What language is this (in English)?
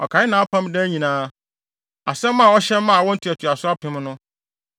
Akan